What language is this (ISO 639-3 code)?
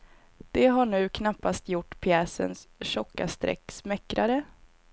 swe